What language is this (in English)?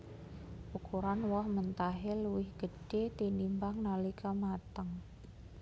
Javanese